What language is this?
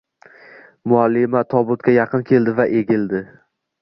Uzbek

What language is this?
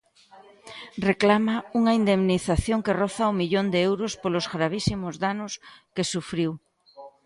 Galician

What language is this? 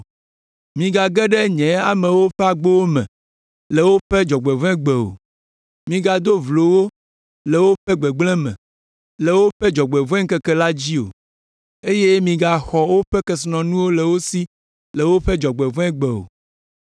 Ewe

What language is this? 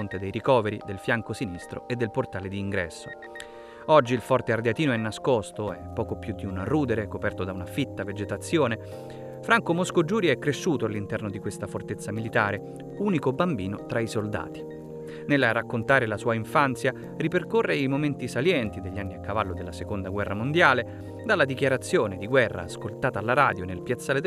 Italian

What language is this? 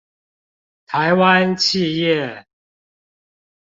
Chinese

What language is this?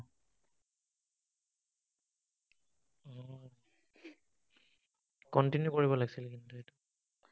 Assamese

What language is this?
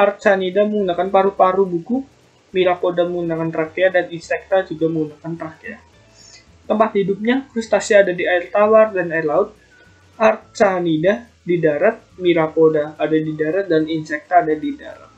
Indonesian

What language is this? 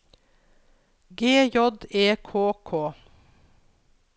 Norwegian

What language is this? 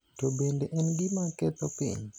Luo (Kenya and Tanzania)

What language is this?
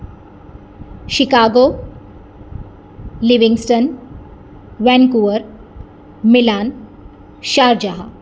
Gujarati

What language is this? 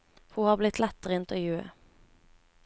Norwegian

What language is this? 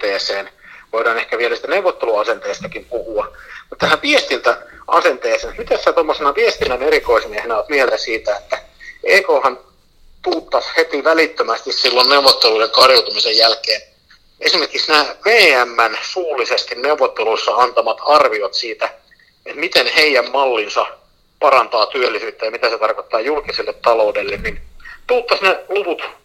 Finnish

